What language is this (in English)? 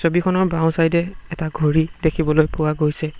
Assamese